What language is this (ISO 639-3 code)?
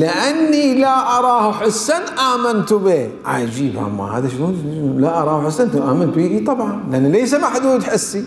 ara